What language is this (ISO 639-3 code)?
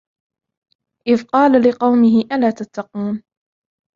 ara